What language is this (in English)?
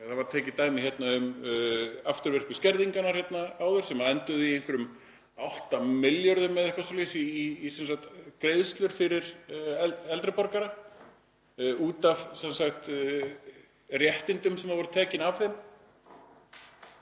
Icelandic